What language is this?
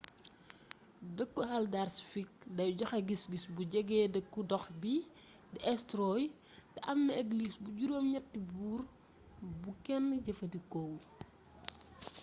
Wolof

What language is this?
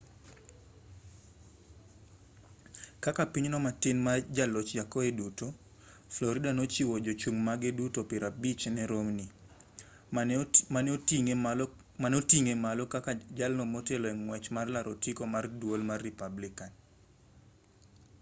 Luo (Kenya and Tanzania)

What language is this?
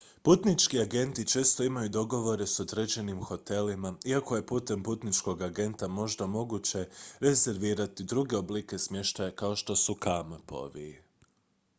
Croatian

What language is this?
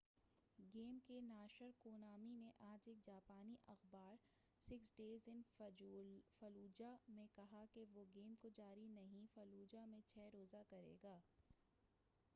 Urdu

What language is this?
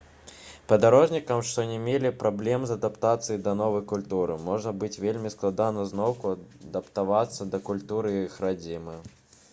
Belarusian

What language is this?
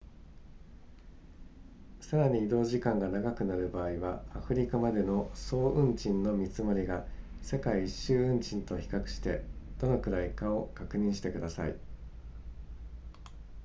Japanese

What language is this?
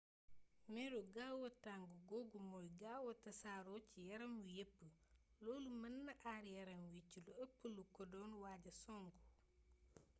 Wolof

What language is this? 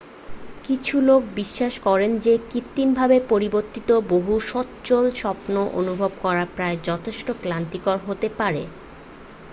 Bangla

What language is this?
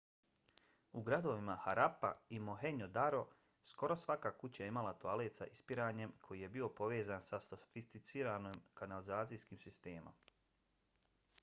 Bosnian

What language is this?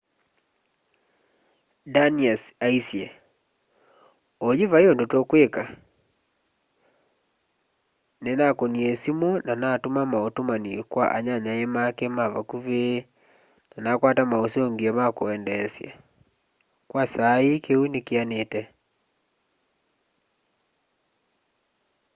Kamba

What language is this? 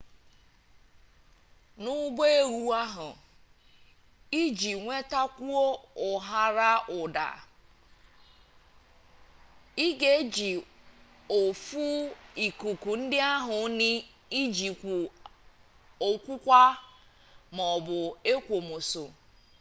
Igbo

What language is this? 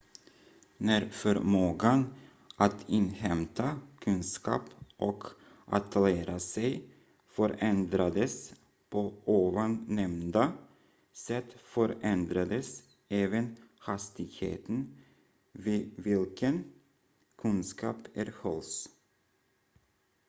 Swedish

